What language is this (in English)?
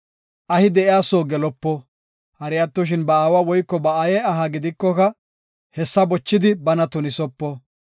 Gofa